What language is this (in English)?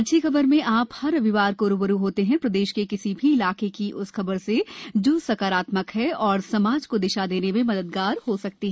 Hindi